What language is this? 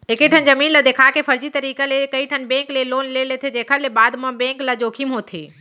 Chhattisgarhi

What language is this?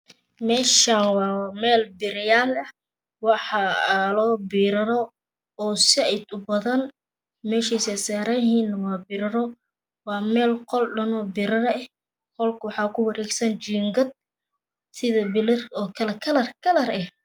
Somali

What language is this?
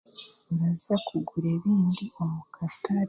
Chiga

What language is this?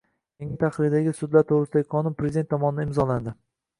Uzbek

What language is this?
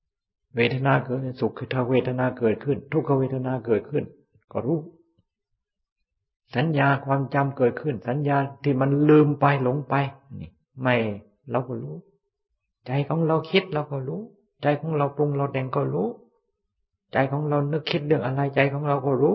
Thai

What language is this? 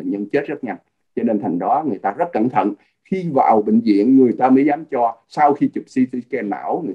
Vietnamese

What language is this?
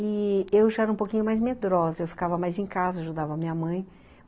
Portuguese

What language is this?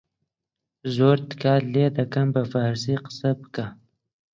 Central Kurdish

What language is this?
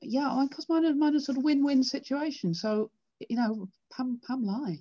Welsh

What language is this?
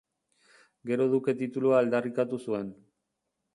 Basque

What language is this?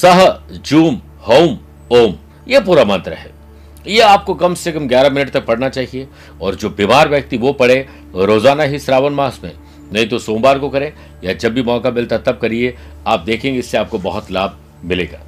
Hindi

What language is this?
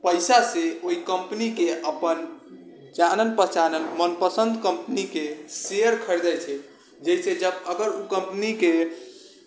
Maithili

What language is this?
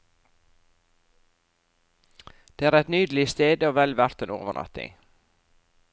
Norwegian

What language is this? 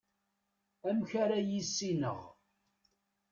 Kabyle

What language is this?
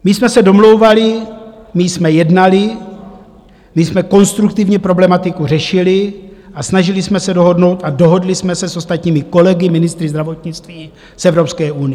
Czech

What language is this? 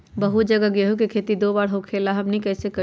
Magahi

